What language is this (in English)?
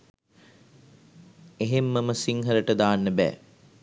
Sinhala